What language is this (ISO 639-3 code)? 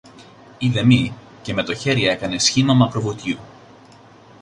ell